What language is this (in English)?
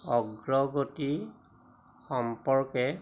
Assamese